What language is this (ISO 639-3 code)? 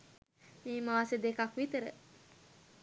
sin